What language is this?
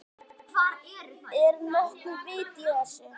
Icelandic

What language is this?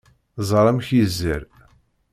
Kabyle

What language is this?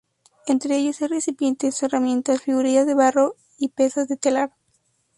Spanish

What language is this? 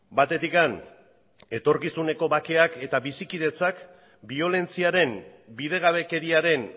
Basque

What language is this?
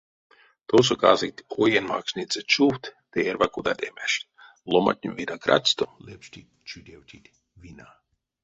Erzya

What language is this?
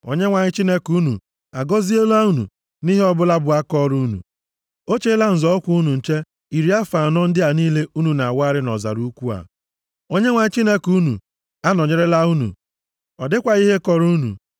Igbo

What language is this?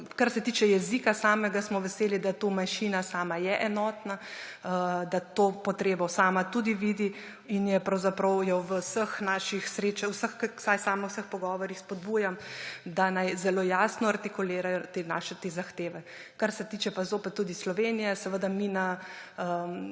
Slovenian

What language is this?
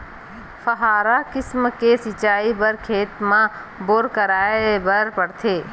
Chhattisgarhi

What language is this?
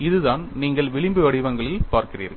Tamil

